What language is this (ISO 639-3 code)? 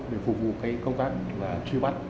vie